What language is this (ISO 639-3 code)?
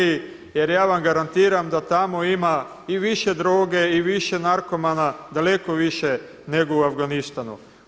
hrv